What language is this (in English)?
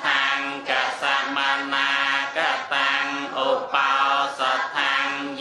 Thai